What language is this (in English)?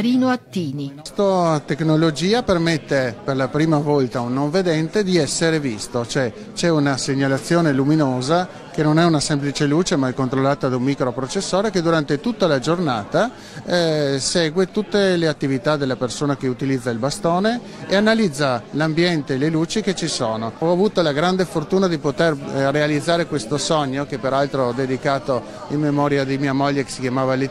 Italian